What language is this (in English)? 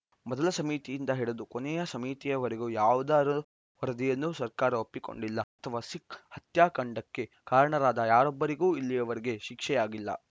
Kannada